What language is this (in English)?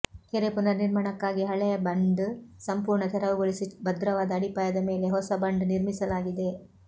Kannada